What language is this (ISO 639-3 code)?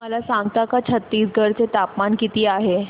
mar